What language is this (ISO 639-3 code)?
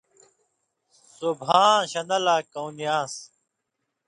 mvy